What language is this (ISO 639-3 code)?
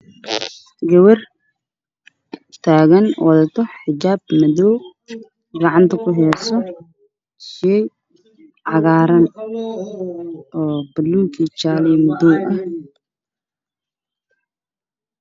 som